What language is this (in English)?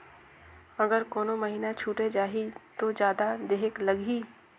Chhattisgarhi